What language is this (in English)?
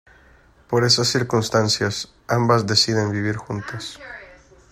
Spanish